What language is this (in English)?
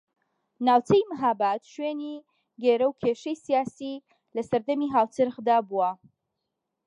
Central Kurdish